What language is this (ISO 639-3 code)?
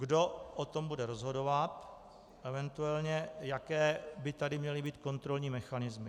ces